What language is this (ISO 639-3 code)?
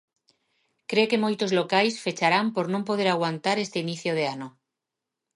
glg